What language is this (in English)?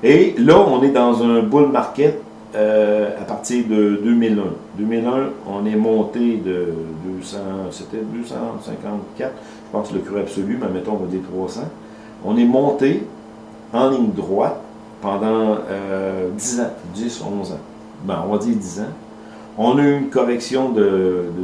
French